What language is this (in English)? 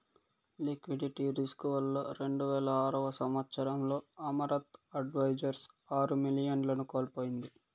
Telugu